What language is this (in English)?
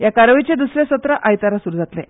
Konkani